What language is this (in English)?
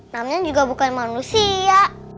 Indonesian